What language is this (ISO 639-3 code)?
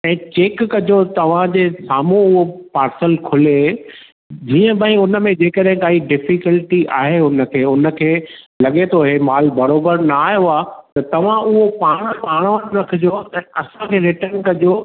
snd